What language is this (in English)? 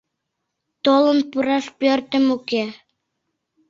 Mari